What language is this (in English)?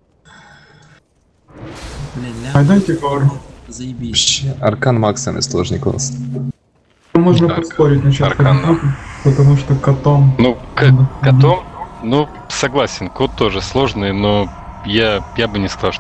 Russian